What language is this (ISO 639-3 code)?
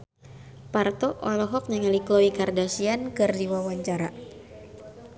sun